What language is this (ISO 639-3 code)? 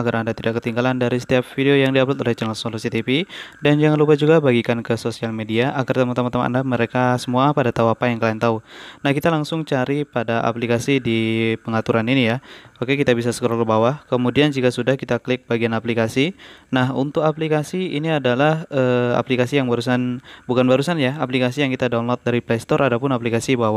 ind